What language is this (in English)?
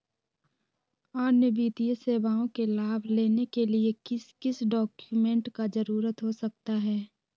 Magahi